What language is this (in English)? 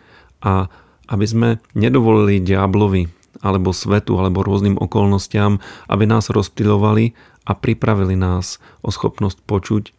Slovak